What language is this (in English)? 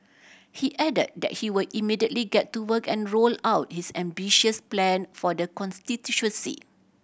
English